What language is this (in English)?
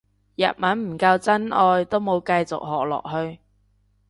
Cantonese